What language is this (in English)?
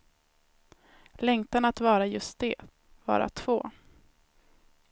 Swedish